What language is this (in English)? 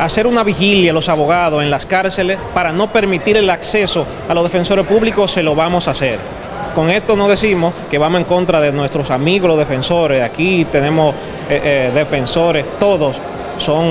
Spanish